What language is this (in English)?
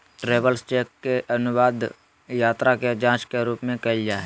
Magahi